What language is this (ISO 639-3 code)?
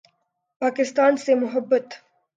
urd